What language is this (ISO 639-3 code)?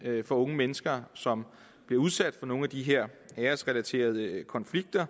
dan